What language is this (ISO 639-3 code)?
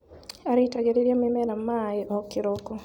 kik